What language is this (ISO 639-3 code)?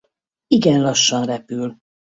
hun